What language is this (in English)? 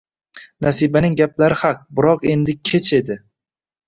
Uzbek